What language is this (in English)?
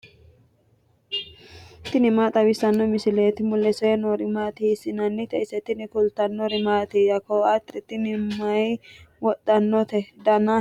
Sidamo